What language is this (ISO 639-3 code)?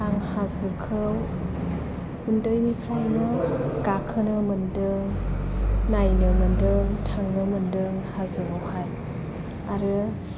brx